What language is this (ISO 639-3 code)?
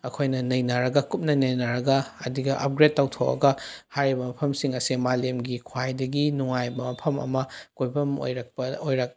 mni